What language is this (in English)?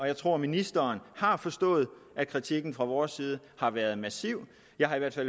Danish